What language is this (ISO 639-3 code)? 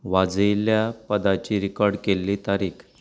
kok